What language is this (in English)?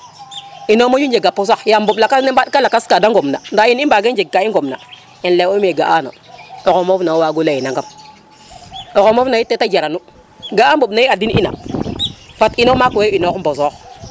Serer